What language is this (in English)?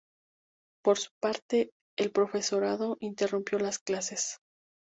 Spanish